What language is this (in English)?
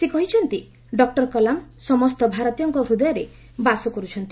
Odia